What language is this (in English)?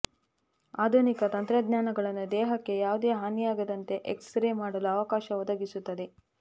Kannada